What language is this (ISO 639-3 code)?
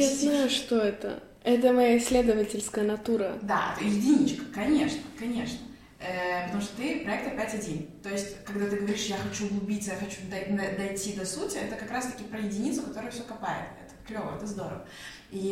rus